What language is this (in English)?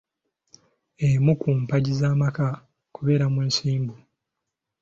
Ganda